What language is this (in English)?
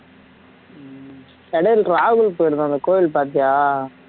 Tamil